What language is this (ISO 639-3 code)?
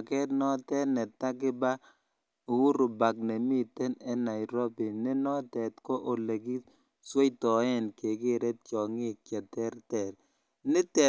kln